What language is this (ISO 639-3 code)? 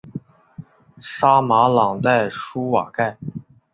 zho